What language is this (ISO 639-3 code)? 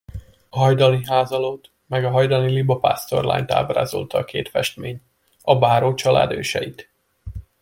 hun